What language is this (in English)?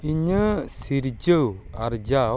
Santali